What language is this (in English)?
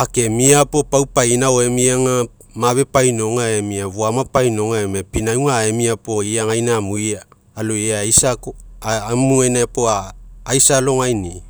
Mekeo